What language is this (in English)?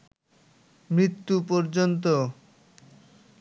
Bangla